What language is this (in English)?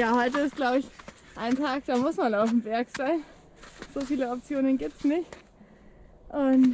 German